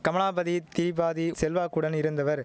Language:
Tamil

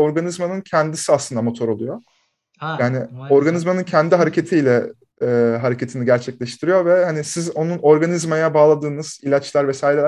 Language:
Turkish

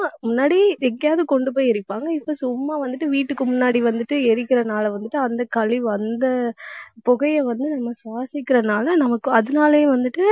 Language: Tamil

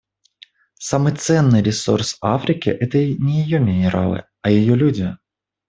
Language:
Russian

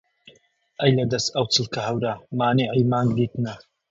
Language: Central Kurdish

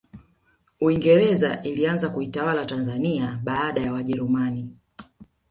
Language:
Swahili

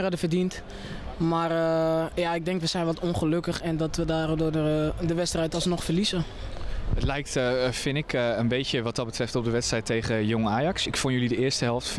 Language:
Dutch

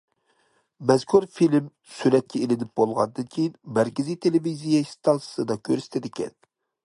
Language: Uyghur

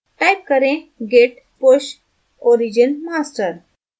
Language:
Hindi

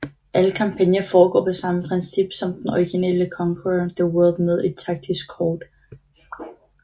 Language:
Danish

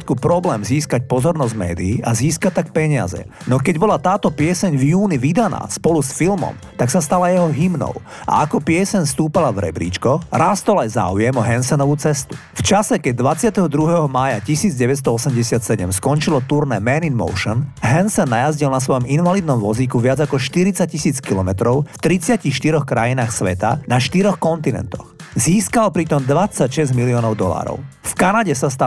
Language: Slovak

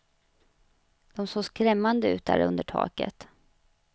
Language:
Swedish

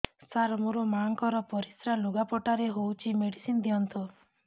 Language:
Odia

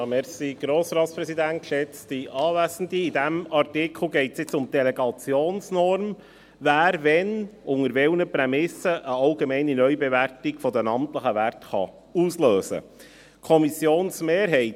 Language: Swiss German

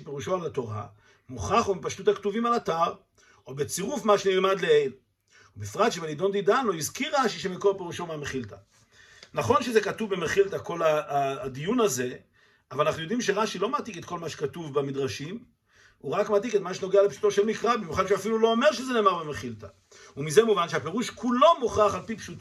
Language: Hebrew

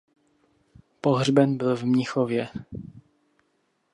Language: Czech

